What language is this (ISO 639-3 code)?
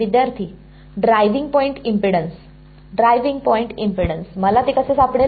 mar